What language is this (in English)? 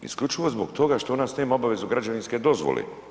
Croatian